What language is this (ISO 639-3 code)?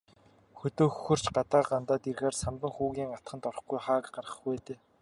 mon